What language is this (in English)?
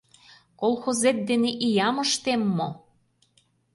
Mari